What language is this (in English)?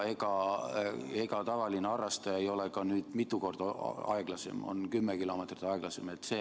Estonian